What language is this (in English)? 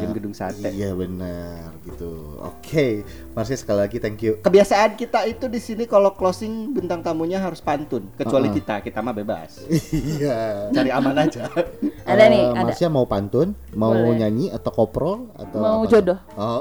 Indonesian